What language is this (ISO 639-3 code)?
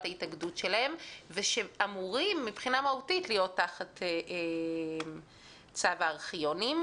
heb